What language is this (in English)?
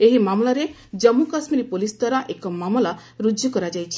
Odia